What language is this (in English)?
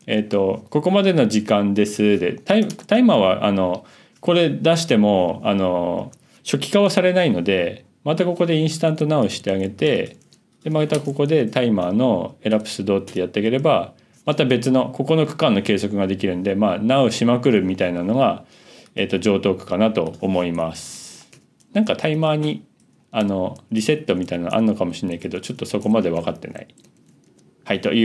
Japanese